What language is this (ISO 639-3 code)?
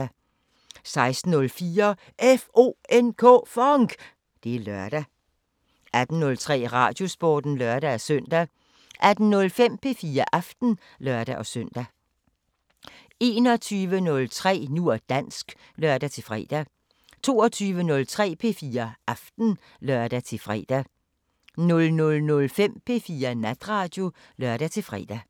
dan